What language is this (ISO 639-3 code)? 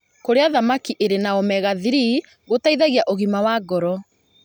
kik